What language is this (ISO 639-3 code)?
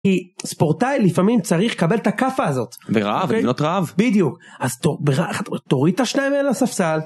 heb